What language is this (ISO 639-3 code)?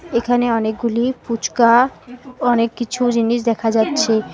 ben